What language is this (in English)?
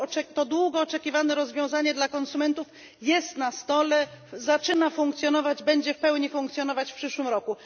Polish